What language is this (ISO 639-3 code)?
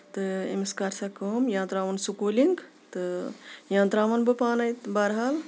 kas